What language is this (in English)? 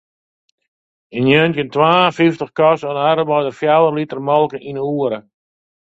Western Frisian